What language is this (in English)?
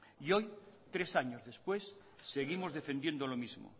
Spanish